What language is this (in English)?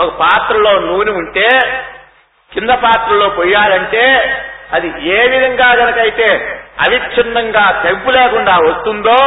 Telugu